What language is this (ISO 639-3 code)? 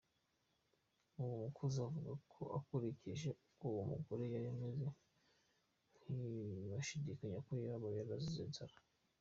kin